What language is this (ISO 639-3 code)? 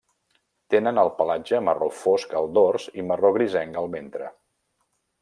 cat